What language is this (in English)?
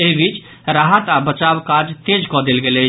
Maithili